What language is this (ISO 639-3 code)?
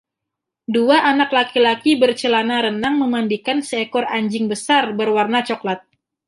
ind